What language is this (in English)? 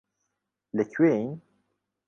Central Kurdish